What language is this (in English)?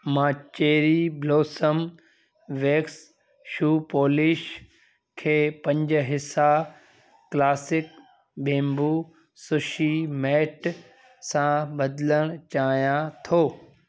Sindhi